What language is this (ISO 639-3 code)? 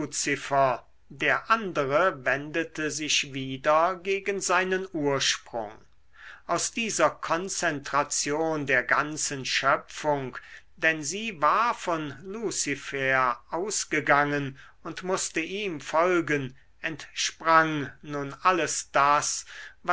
deu